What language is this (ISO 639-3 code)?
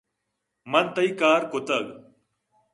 bgp